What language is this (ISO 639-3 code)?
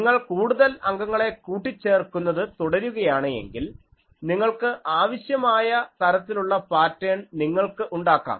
mal